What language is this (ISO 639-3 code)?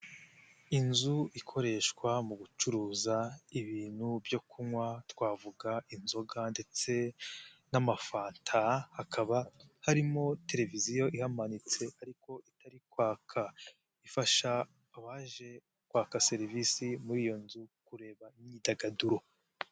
kin